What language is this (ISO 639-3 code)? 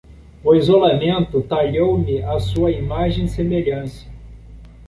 por